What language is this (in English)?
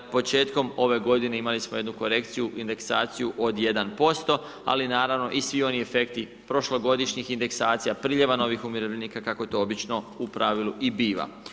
Croatian